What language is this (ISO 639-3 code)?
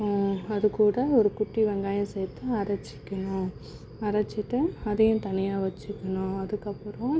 tam